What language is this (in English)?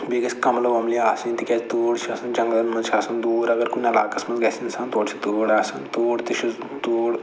Kashmiri